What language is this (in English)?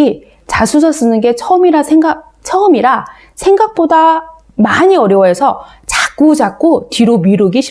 Korean